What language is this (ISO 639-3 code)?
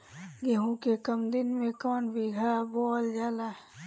bho